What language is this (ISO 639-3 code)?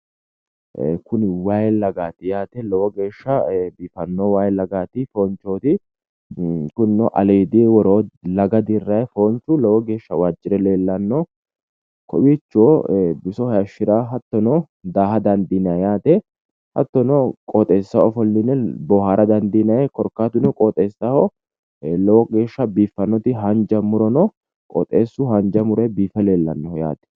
sid